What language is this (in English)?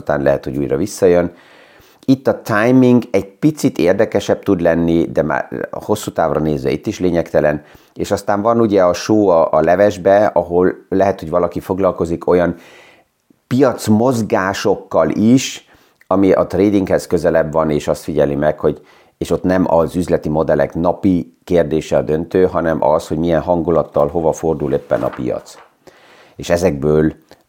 Hungarian